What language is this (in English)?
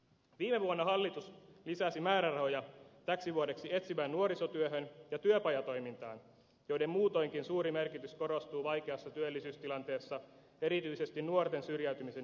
Finnish